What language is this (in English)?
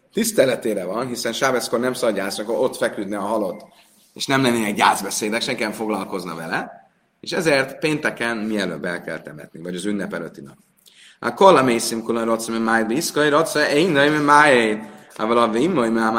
Hungarian